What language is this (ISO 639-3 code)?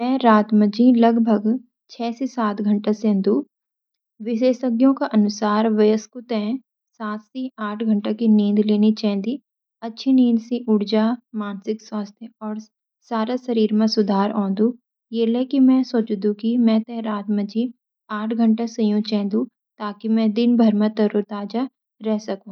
gbm